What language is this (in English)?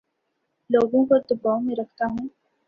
Urdu